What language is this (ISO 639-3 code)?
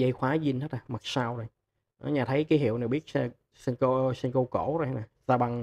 vie